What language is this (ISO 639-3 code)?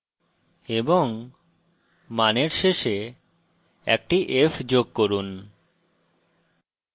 ben